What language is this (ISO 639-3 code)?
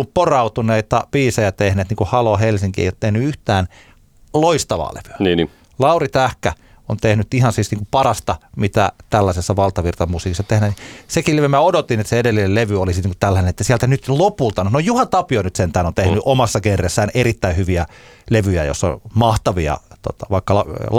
fin